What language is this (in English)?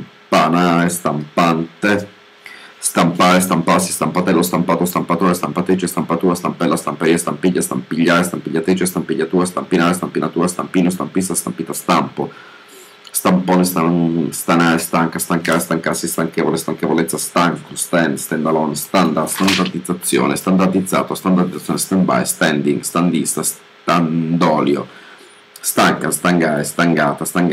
Italian